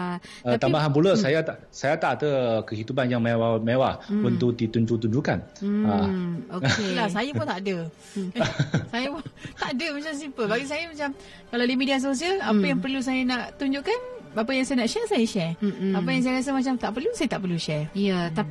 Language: Malay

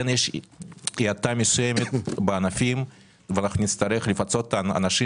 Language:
Hebrew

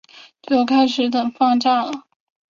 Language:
Chinese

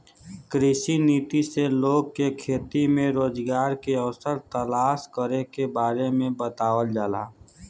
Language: Bhojpuri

